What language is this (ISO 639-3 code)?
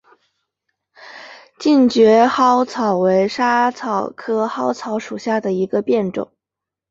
zho